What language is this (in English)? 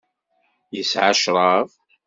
Kabyle